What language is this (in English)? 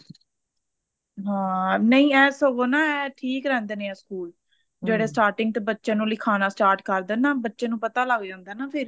Punjabi